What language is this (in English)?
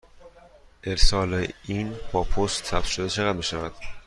Persian